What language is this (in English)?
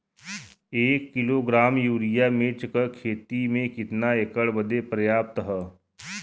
Bhojpuri